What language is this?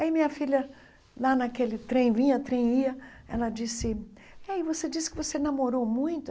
Portuguese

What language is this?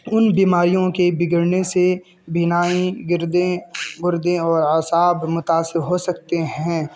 Urdu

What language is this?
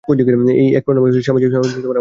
Bangla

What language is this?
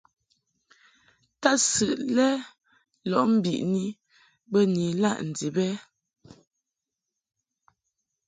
Mungaka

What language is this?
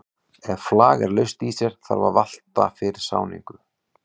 Icelandic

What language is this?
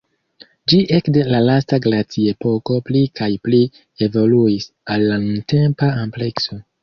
Esperanto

